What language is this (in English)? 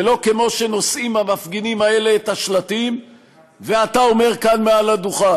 Hebrew